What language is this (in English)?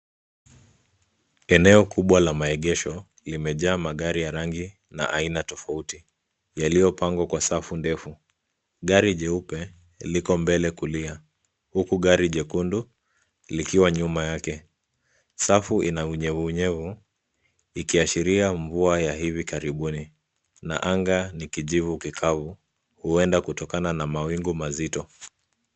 Swahili